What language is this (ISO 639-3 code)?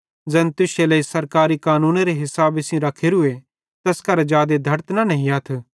bhd